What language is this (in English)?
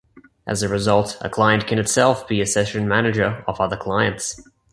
English